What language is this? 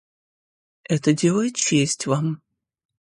Russian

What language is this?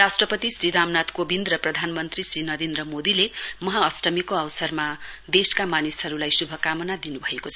Nepali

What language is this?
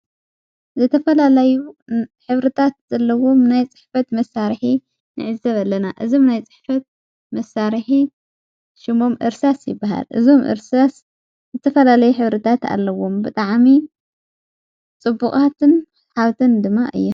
Tigrinya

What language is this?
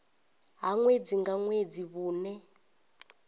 Venda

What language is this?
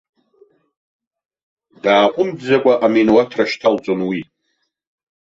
Abkhazian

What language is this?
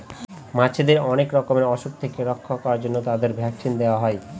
Bangla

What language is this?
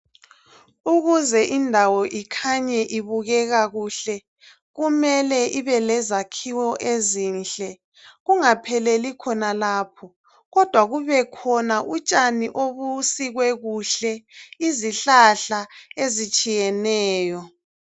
North Ndebele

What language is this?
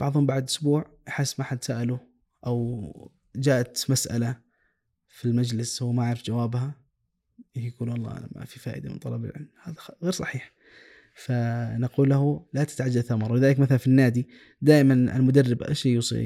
Arabic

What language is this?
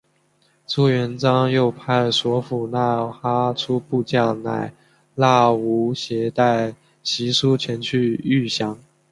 Chinese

